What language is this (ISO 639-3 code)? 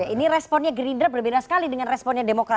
ind